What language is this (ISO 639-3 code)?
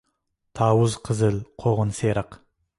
uig